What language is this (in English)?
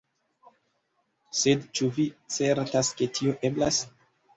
Esperanto